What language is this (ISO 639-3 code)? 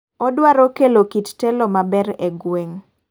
luo